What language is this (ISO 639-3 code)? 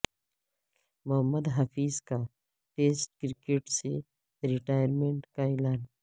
urd